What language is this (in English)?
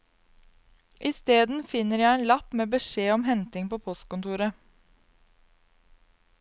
Norwegian